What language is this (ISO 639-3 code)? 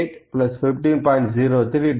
tam